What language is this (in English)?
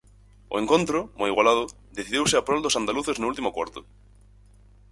Galician